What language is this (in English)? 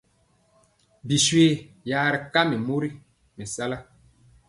Mpiemo